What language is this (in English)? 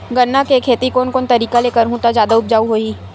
Chhattisgarhi